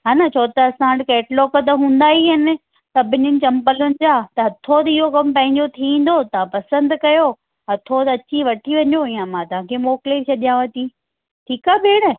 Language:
Sindhi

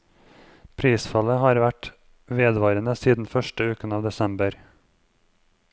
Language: Norwegian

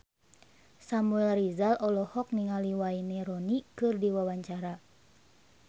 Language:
Sundanese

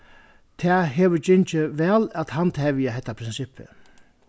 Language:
Faroese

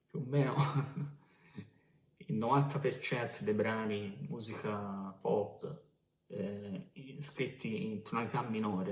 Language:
Italian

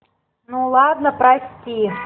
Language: Russian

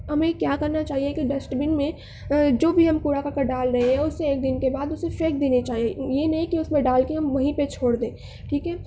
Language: Urdu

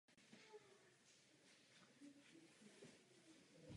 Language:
Czech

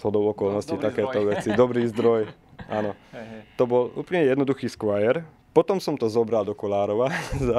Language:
Slovak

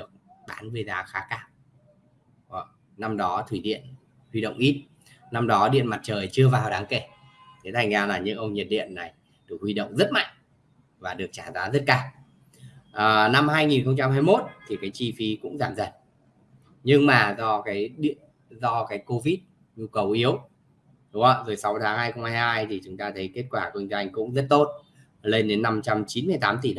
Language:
Vietnamese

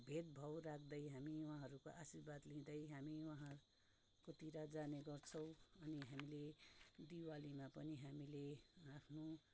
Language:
Nepali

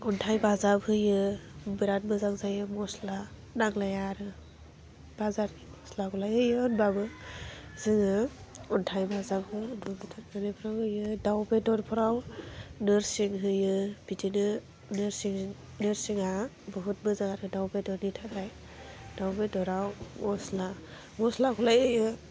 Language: Bodo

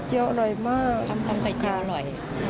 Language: Thai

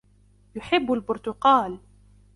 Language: Arabic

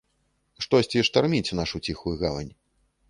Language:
Belarusian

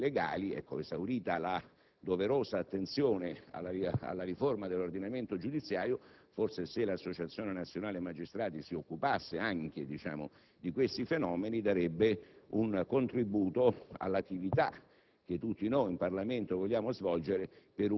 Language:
Italian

